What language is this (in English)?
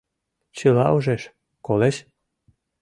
Mari